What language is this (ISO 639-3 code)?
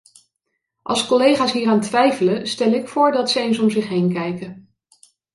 nld